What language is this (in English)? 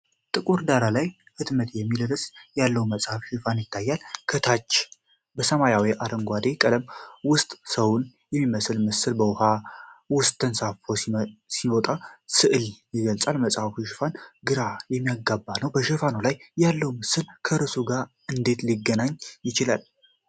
Amharic